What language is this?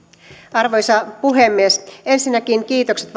Finnish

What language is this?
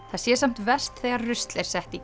Icelandic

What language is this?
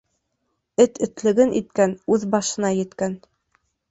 Bashkir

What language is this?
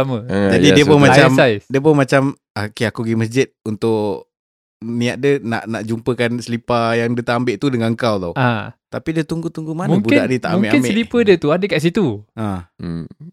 Malay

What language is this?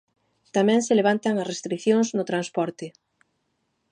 Galician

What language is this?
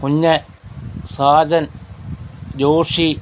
Malayalam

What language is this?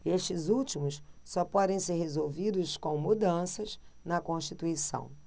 Portuguese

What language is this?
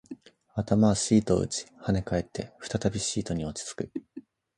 Japanese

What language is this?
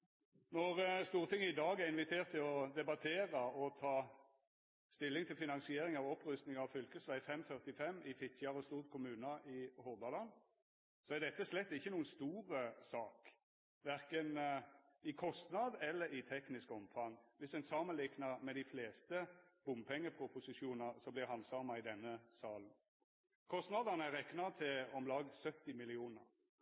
Norwegian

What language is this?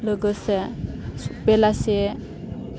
Bodo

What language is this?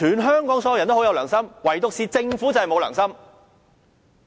Cantonese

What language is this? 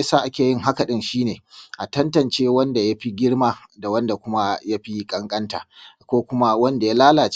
Hausa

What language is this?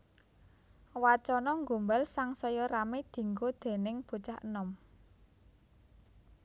Javanese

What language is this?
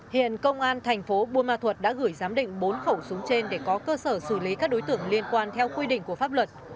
Vietnamese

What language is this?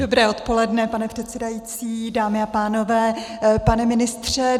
Czech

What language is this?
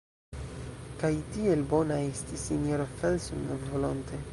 Esperanto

